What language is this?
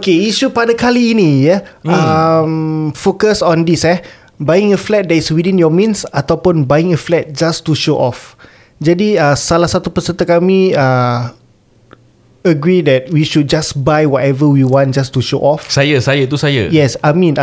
Malay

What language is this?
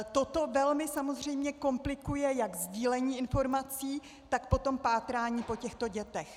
Czech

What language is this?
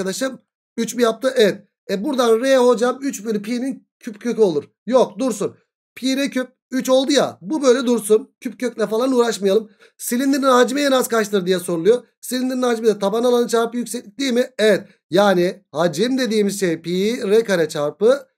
Turkish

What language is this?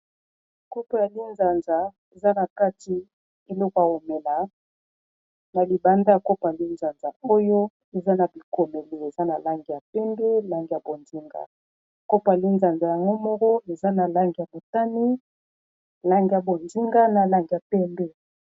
Lingala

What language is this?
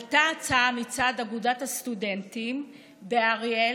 Hebrew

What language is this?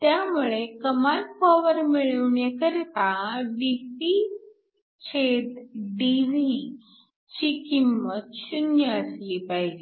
Marathi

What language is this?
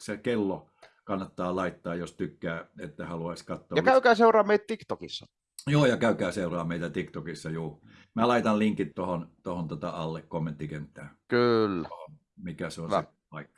Finnish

